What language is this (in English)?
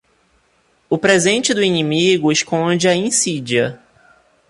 Portuguese